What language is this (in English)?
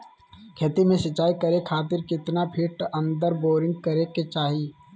Magahi